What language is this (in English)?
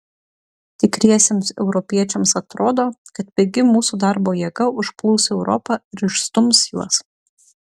Lithuanian